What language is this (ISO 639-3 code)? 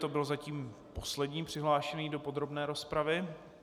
ces